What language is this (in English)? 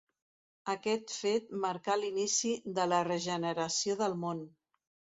Catalan